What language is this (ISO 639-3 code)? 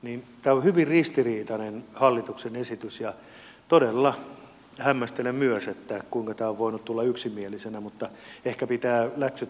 fin